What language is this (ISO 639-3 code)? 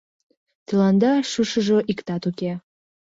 chm